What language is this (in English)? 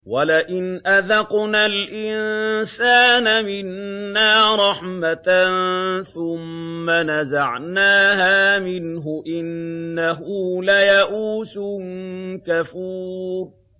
Arabic